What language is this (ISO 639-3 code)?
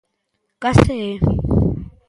glg